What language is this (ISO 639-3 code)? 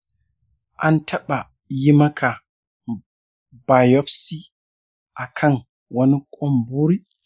hau